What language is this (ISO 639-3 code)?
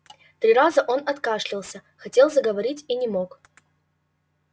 rus